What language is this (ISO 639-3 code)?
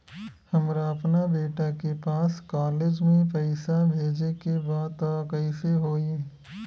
bho